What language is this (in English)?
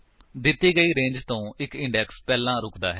Punjabi